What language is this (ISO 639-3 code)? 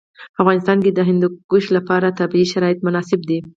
pus